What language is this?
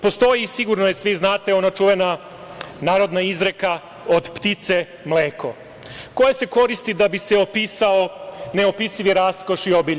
Serbian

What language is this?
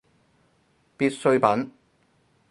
Cantonese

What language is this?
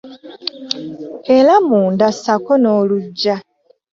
Ganda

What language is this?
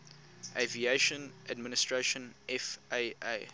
English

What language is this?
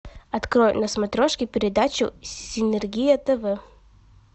Russian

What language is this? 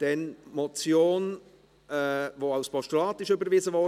Swiss German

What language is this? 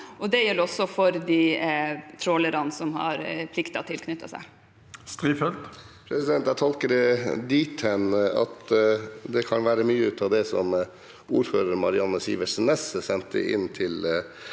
Norwegian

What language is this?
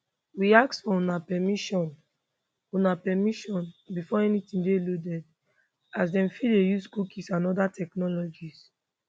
Nigerian Pidgin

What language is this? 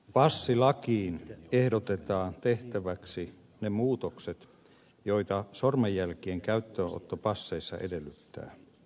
Finnish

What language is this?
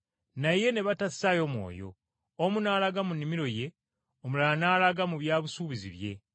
Ganda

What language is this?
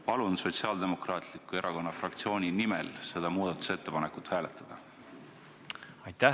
Estonian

